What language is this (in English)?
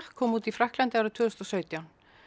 Icelandic